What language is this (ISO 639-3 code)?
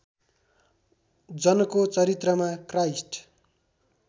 nep